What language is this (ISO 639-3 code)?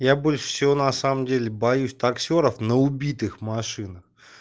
rus